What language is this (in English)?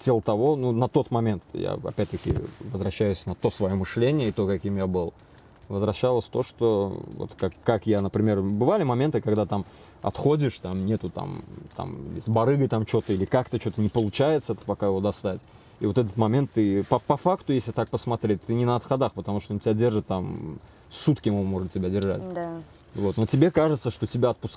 Russian